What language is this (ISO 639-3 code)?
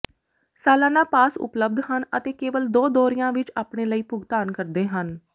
pan